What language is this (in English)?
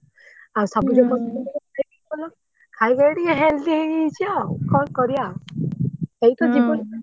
Odia